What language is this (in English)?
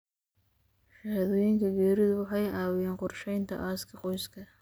Somali